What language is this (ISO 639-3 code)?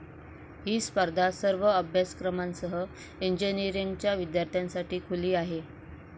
mar